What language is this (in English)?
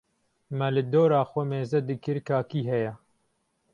Kurdish